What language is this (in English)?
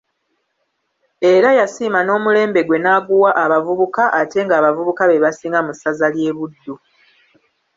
Ganda